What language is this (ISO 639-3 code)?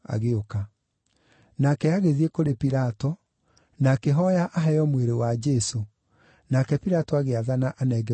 kik